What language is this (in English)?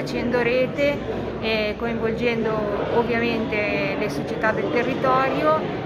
Italian